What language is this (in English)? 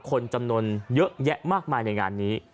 Thai